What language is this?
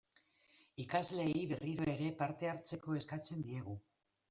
Basque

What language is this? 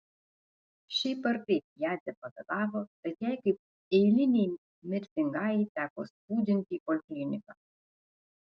Lithuanian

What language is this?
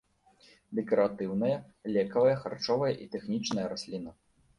Belarusian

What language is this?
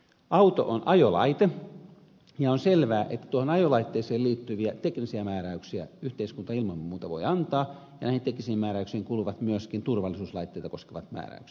Finnish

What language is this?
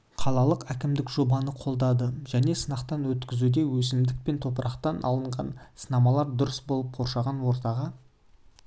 Kazakh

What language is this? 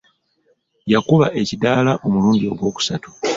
Ganda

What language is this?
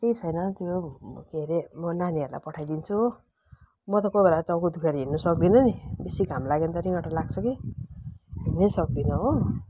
Nepali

